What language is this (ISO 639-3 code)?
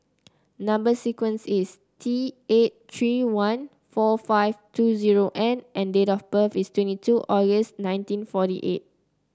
eng